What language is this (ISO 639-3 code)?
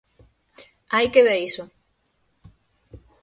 glg